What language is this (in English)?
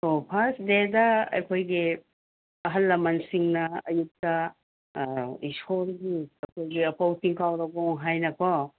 Manipuri